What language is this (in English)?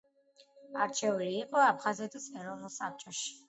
Georgian